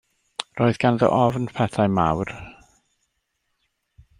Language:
Welsh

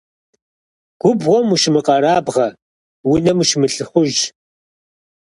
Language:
Kabardian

